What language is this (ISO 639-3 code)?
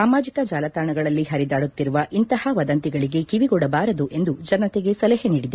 kan